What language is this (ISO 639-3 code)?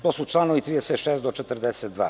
srp